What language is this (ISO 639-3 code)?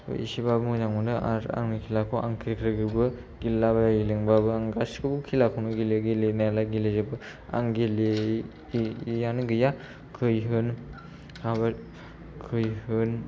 brx